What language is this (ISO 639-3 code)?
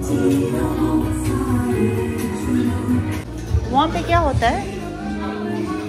kor